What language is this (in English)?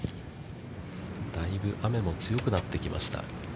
Japanese